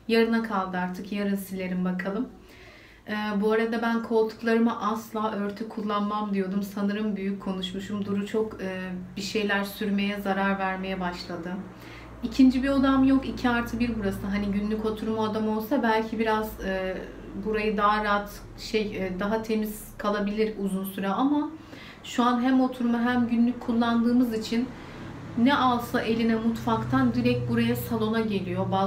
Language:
Turkish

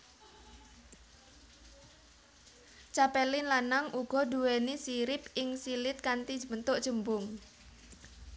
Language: Javanese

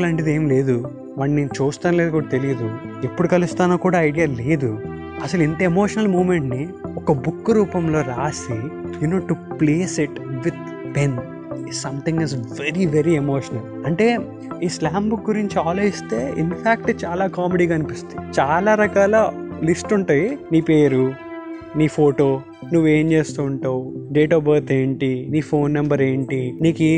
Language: Telugu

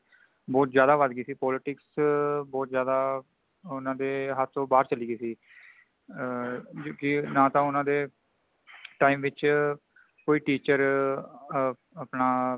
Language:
Punjabi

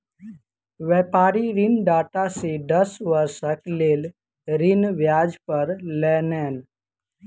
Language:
Maithili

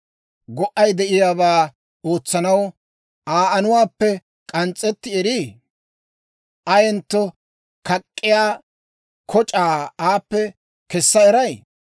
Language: Dawro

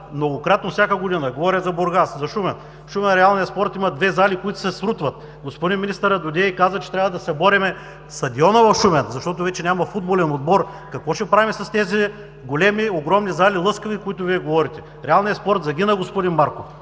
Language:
Bulgarian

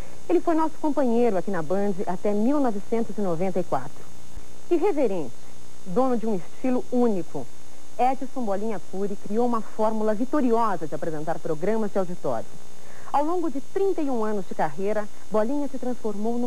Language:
Portuguese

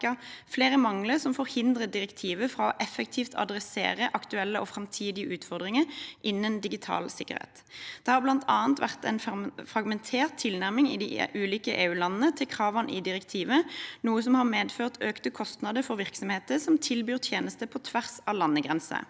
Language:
Norwegian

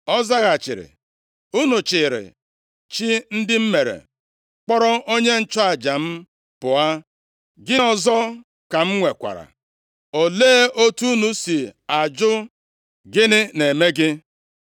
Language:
Igbo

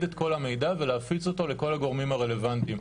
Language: Hebrew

